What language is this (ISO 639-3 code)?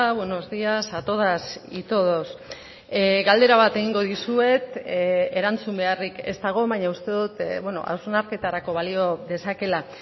eus